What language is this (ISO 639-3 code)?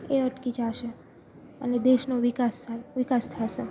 guj